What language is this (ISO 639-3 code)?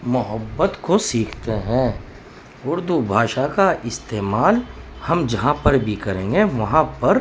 urd